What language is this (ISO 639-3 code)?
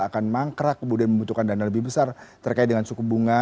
ind